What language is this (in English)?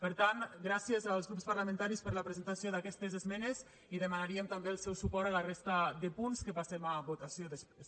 Catalan